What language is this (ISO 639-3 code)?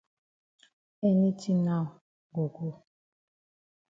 wes